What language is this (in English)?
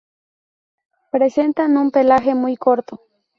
Spanish